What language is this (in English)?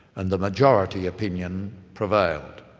English